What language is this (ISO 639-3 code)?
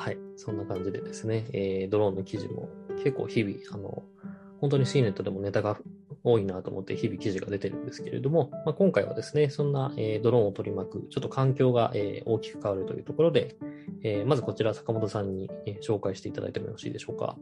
jpn